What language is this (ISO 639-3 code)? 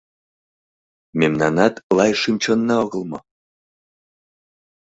chm